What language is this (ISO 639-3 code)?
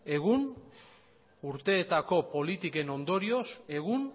eus